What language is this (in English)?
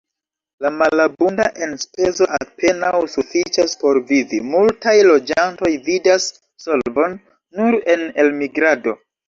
Esperanto